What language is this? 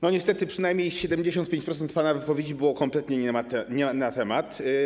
Polish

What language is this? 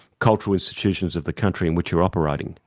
English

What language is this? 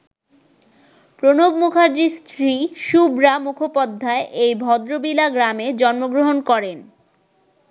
Bangla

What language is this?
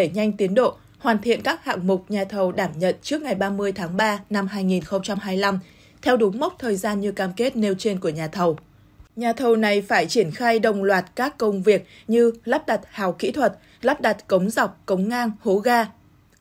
Vietnamese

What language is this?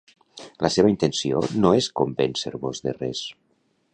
Catalan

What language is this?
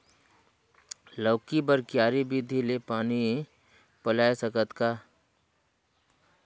Chhattisgarhi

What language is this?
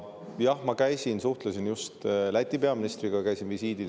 Estonian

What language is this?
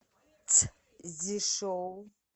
Russian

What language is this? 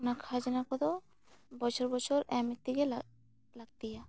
Santali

